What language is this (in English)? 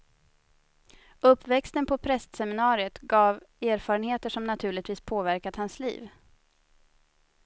Swedish